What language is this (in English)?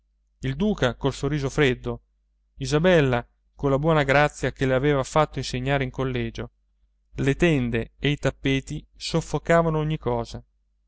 Italian